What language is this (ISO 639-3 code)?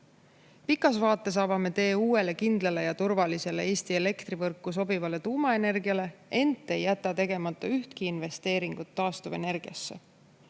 est